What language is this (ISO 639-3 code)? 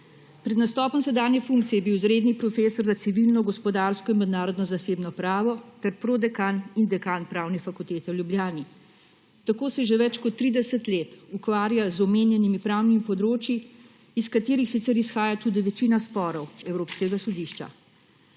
slv